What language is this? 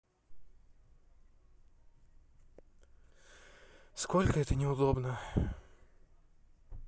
Russian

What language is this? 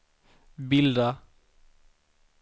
Swedish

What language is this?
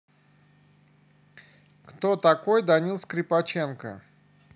Russian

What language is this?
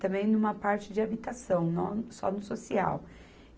Portuguese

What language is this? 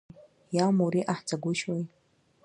Abkhazian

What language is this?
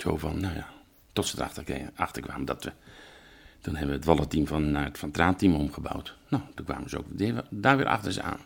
Dutch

